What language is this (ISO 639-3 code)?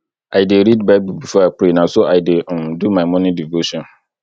pcm